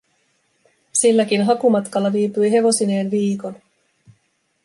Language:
Finnish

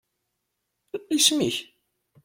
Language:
Kabyle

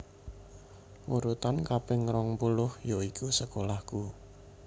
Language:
Javanese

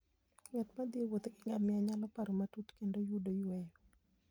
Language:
Luo (Kenya and Tanzania)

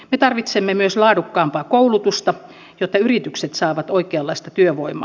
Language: Finnish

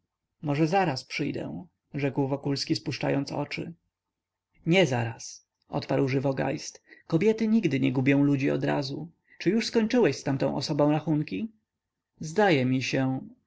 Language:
Polish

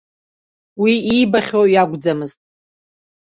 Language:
Abkhazian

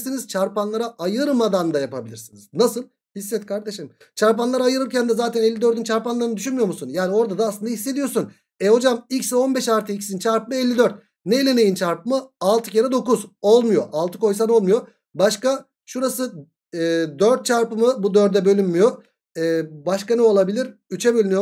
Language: Turkish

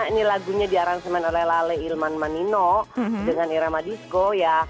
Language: Indonesian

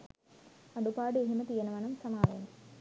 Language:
Sinhala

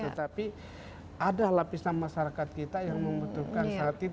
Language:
Indonesian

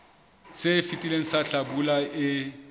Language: Southern Sotho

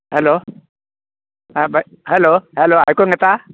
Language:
Konkani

